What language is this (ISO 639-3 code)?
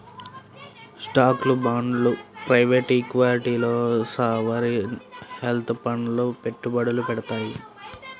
tel